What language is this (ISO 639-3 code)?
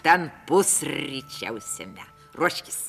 lit